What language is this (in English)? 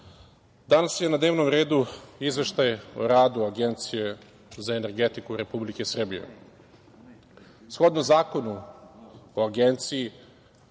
Serbian